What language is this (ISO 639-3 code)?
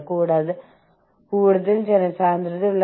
mal